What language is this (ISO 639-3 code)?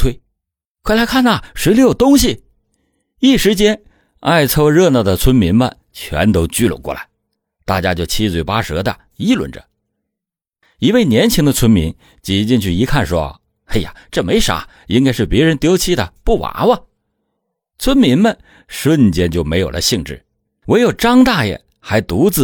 zho